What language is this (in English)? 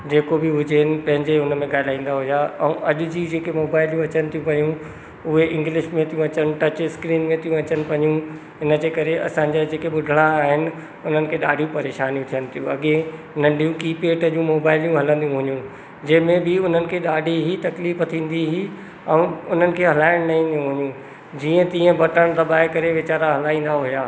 Sindhi